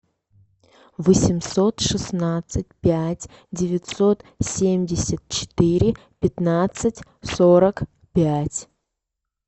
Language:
Russian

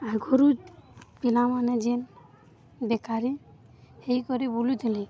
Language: Odia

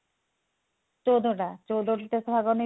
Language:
Odia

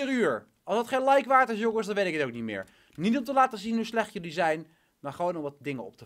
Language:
Dutch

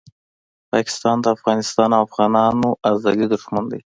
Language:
Pashto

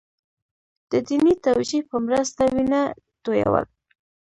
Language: Pashto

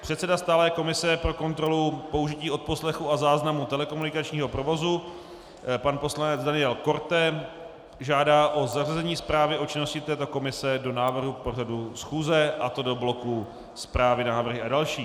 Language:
Czech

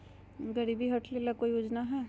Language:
Magahi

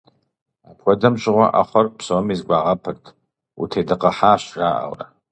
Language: Kabardian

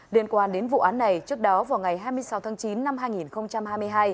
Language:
Vietnamese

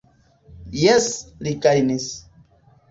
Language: Esperanto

